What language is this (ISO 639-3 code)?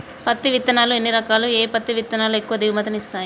tel